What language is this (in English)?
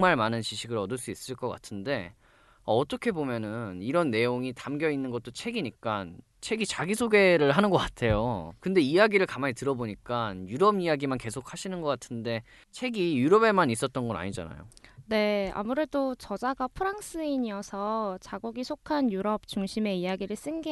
Korean